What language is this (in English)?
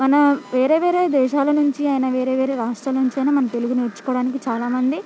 Telugu